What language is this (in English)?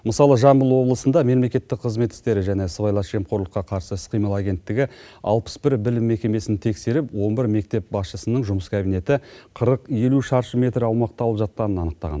Kazakh